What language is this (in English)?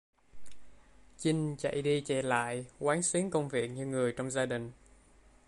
Vietnamese